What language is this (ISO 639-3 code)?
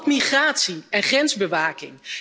nld